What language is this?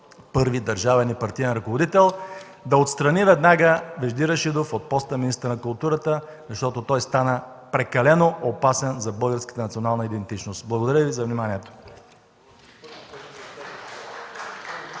Bulgarian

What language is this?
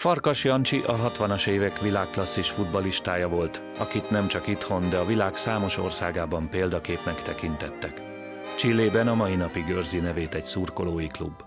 Hungarian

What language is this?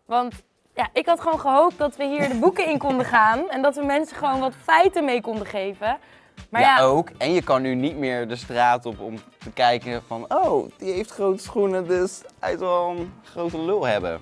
Dutch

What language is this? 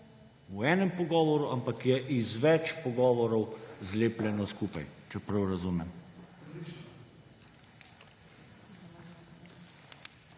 Slovenian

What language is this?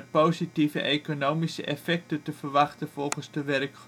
Dutch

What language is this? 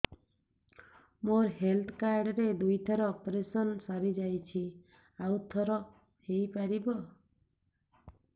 Odia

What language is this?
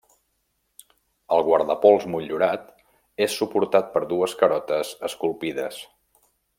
Catalan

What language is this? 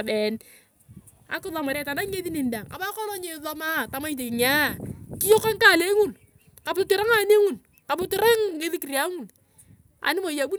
Turkana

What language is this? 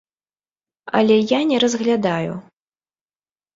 Belarusian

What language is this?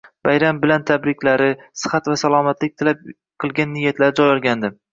Uzbek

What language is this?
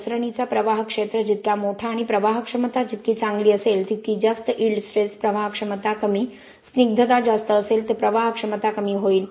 Marathi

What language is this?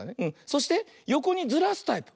Japanese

